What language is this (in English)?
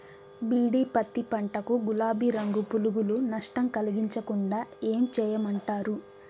Telugu